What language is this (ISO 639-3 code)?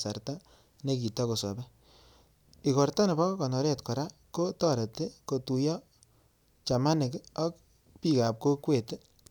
kln